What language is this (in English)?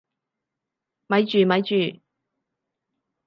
Cantonese